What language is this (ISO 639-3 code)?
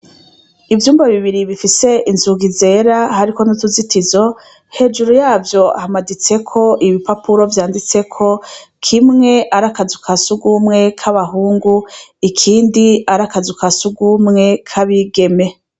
run